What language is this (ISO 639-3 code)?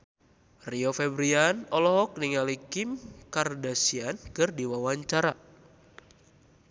sun